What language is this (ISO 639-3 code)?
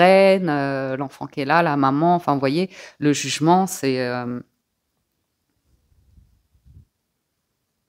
fra